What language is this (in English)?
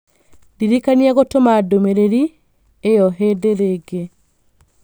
Kikuyu